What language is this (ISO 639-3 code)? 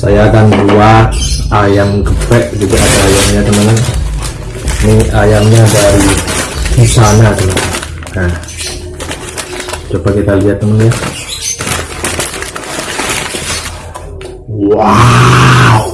ind